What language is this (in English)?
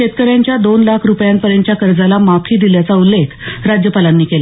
Marathi